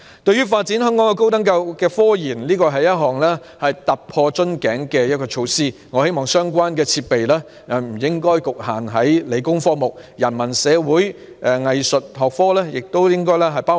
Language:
Cantonese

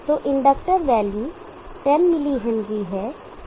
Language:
Hindi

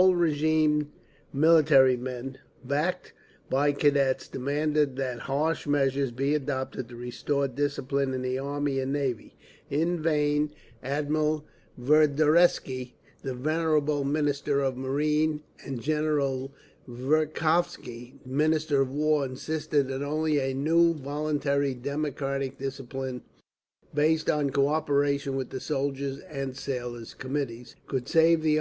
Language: English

